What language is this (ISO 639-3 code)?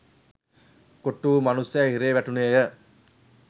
sin